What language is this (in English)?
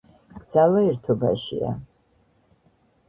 Georgian